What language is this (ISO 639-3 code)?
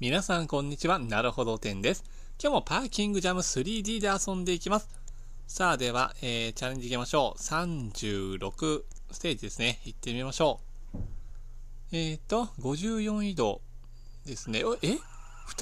jpn